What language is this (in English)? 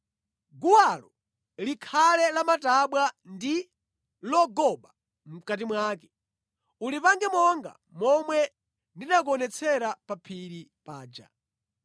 Nyanja